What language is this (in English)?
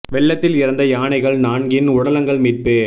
Tamil